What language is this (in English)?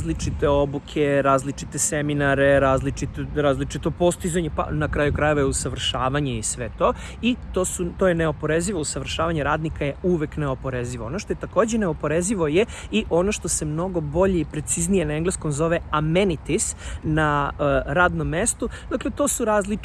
Serbian